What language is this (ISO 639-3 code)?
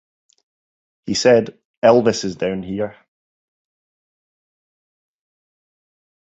eng